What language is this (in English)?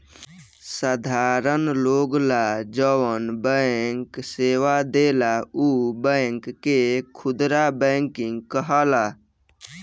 Bhojpuri